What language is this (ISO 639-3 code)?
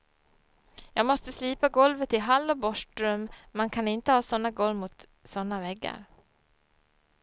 swe